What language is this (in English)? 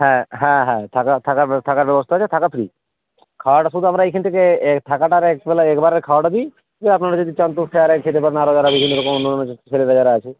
Bangla